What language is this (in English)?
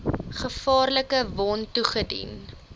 Afrikaans